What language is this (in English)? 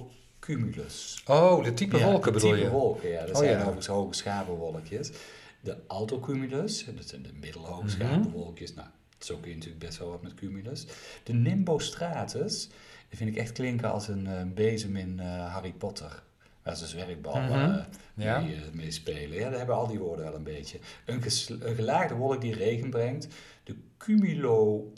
Dutch